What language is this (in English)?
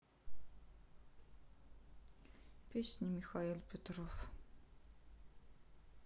Russian